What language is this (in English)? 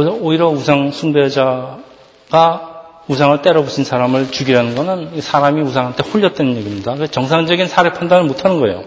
Korean